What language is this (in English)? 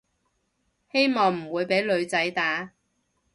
Cantonese